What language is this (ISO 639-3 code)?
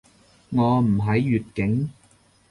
yue